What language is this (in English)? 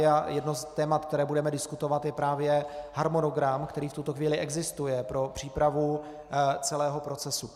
Czech